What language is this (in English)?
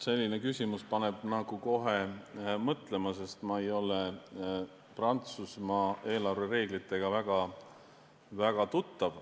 Estonian